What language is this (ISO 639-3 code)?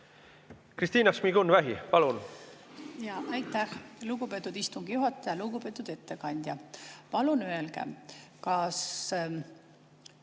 est